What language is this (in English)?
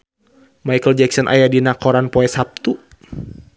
Sundanese